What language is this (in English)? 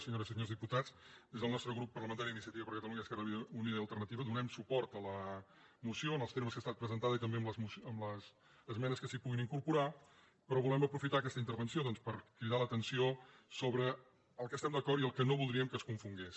Catalan